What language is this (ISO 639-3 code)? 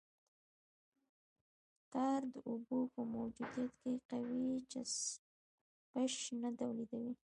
pus